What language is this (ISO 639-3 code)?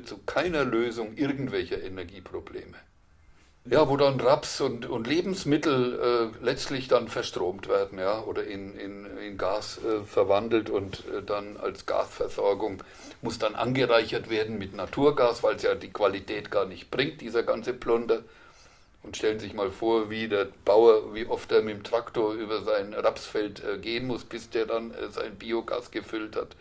deu